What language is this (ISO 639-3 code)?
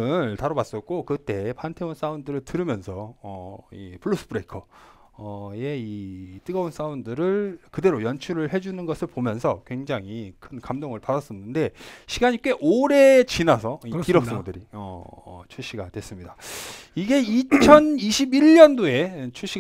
kor